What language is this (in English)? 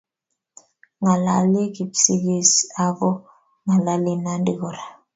Kalenjin